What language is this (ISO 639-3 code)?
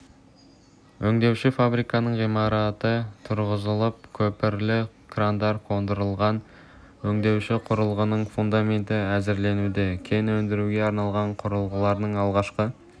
kaz